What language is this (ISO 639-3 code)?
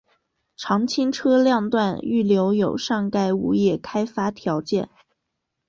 zho